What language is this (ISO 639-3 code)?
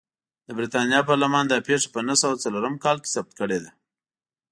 pus